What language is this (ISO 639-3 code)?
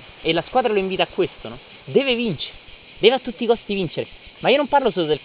ita